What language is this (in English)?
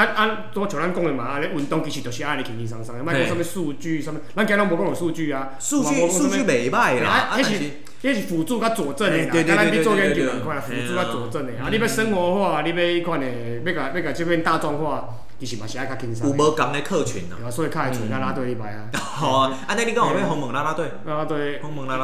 Chinese